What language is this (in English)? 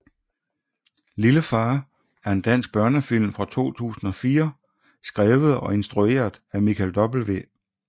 Danish